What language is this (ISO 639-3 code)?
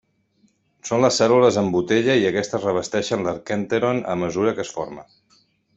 cat